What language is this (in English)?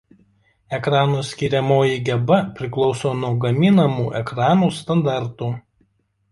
Lithuanian